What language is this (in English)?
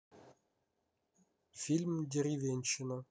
Russian